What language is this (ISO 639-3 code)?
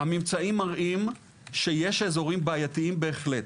heb